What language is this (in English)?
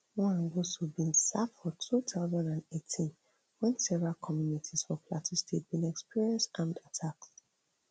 Nigerian Pidgin